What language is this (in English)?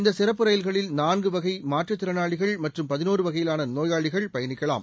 Tamil